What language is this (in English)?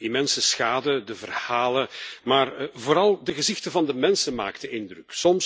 Dutch